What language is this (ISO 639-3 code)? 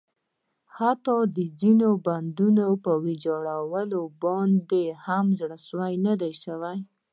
pus